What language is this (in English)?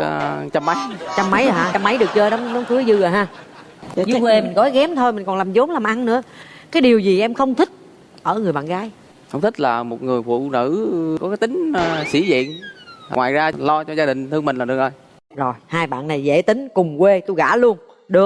Vietnamese